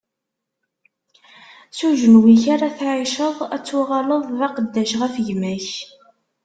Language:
Kabyle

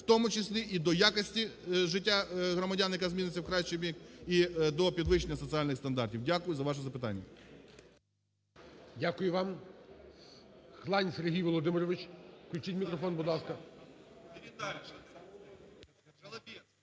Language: Ukrainian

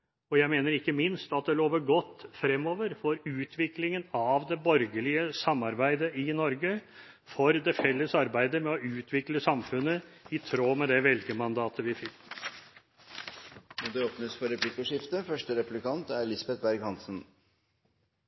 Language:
Norwegian Bokmål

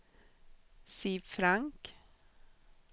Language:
Swedish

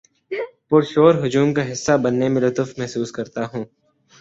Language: Urdu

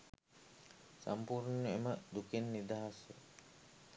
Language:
Sinhala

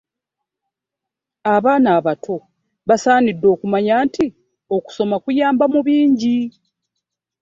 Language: Ganda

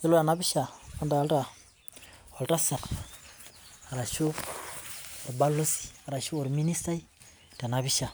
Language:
Masai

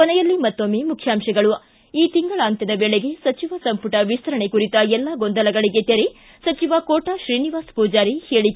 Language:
Kannada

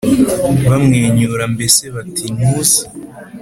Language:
Kinyarwanda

